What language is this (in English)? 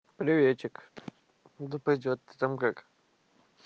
Russian